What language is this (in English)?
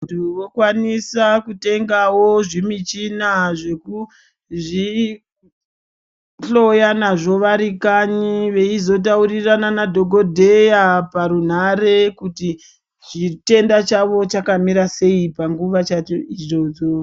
Ndau